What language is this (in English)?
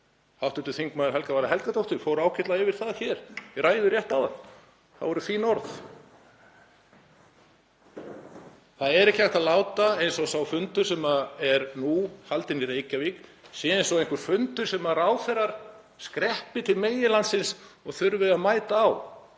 Icelandic